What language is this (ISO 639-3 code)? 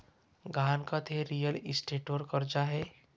mar